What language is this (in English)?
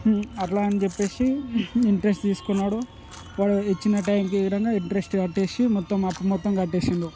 Telugu